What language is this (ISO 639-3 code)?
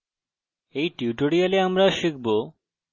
ben